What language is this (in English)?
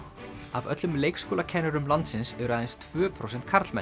Icelandic